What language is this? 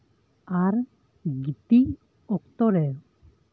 Santali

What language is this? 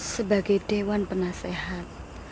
Indonesian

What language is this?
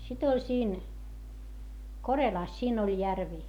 Finnish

